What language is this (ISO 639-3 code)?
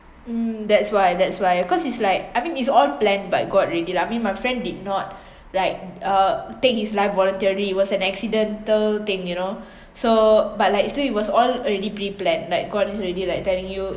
eng